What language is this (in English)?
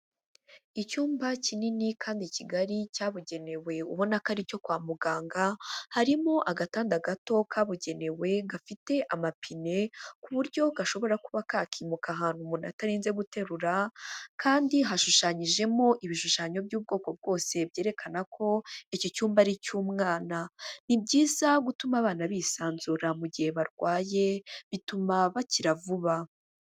Kinyarwanda